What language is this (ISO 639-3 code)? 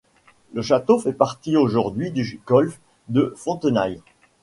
fra